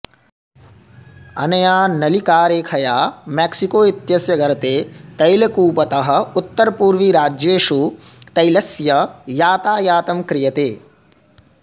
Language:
Sanskrit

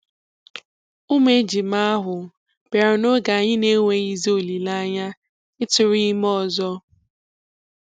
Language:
Igbo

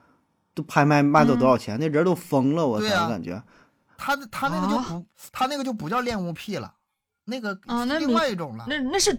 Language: Chinese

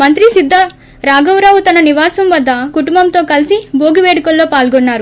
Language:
Telugu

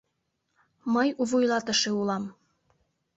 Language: Mari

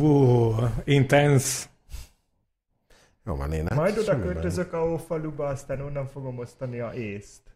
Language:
Hungarian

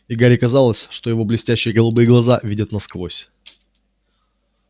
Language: Russian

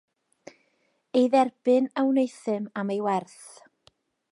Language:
Welsh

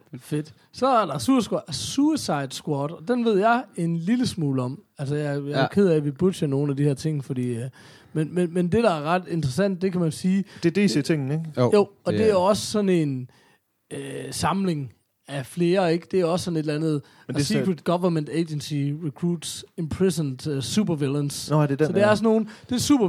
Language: Danish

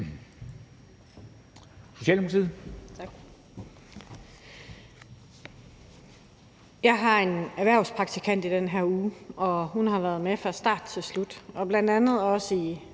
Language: Danish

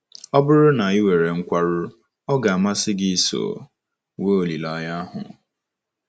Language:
Igbo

